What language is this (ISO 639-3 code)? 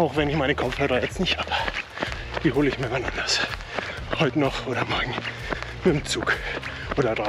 deu